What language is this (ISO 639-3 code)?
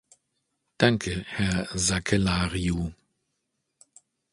deu